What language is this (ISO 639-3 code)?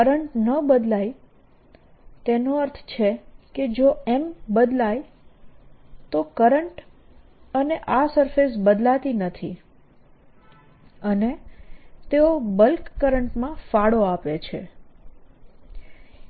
guj